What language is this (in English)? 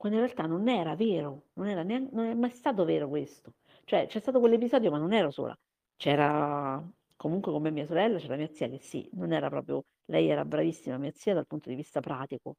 Italian